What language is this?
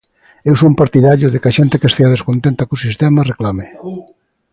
Galician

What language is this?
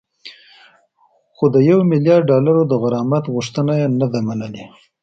Pashto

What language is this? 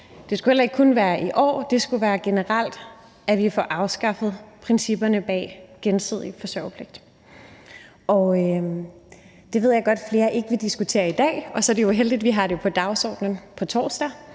Danish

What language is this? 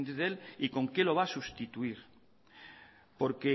Spanish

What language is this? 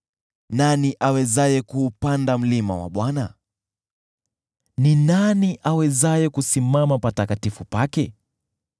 Swahili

